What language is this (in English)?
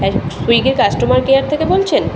Bangla